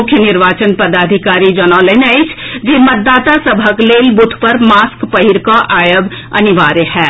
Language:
Maithili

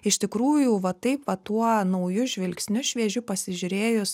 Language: Lithuanian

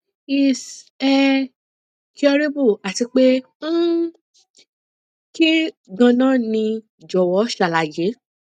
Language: Yoruba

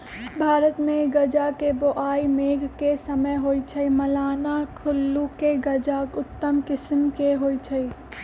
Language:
Magahi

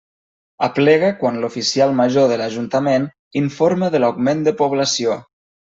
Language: Catalan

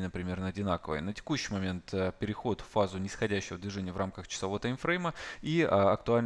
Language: Russian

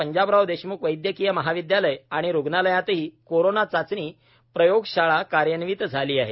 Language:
Marathi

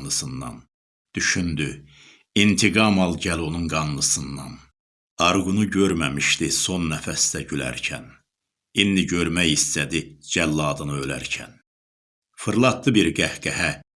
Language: Turkish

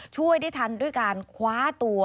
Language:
Thai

